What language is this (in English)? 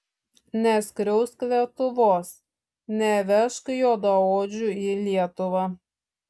Lithuanian